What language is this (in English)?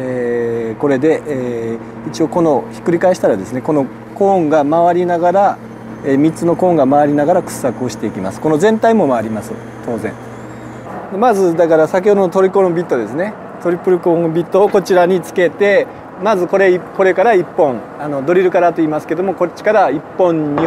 Korean